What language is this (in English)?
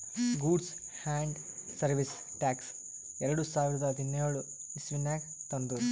Kannada